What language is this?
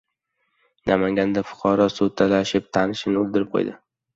Uzbek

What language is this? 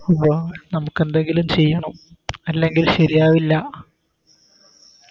Malayalam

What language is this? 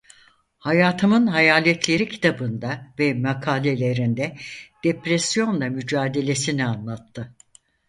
Turkish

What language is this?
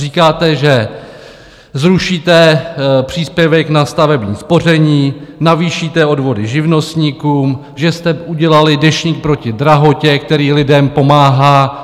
Czech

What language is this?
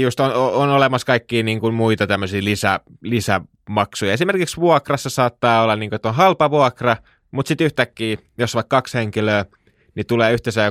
Finnish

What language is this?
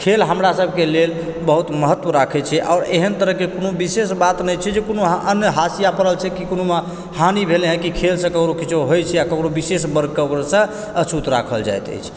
Maithili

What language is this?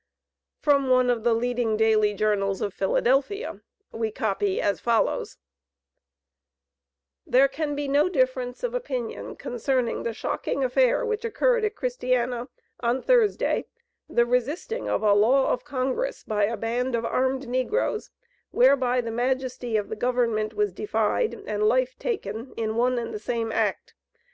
English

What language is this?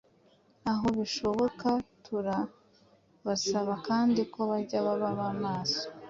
Kinyarwanda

